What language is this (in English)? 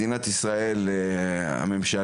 Hebrew